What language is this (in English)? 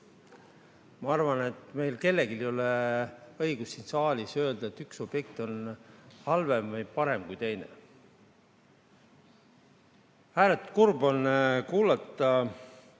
Estonian